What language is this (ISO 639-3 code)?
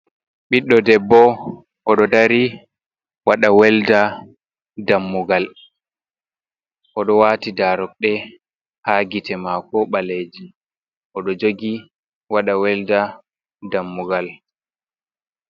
ful